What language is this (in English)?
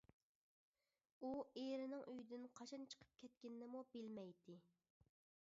Uyghur